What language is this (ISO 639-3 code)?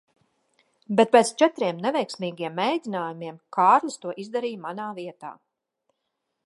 lav